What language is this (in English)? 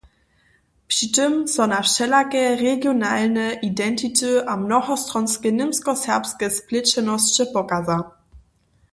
Upper Sorbian